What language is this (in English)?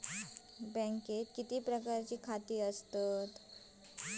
Marathi